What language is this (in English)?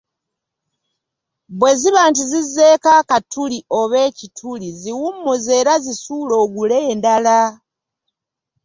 Ganda